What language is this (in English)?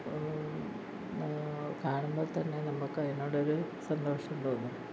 Malayalam